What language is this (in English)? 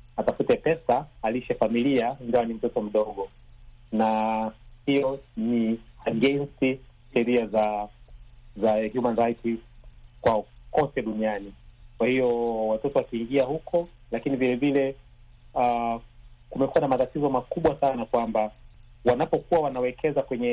Swahili